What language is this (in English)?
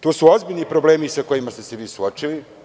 Serbian